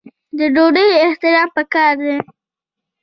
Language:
Pashto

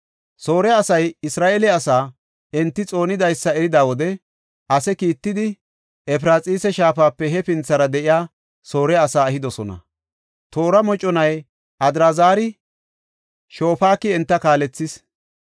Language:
Gofa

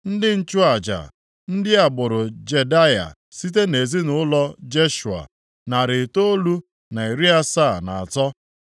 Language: Igbo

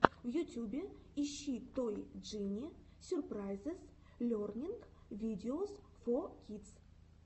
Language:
Russian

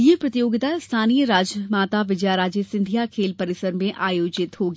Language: Hindi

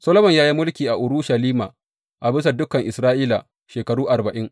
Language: Hausa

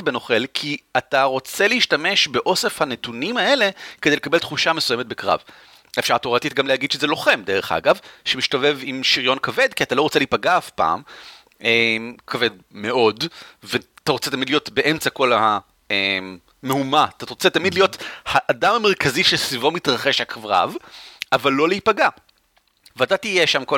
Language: Hebrew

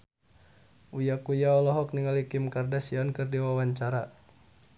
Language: Sundanese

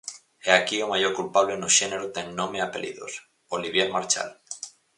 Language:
Galician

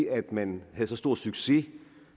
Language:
Danish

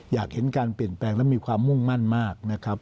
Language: Thai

